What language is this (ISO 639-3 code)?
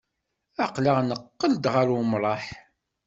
kab